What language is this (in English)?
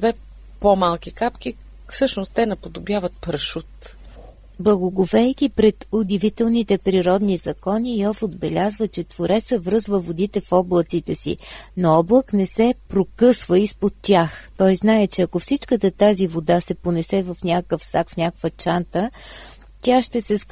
Bulgarian